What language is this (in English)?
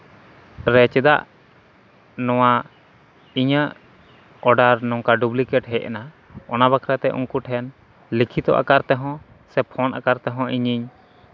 Santali